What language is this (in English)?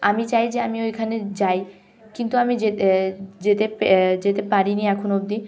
Bangla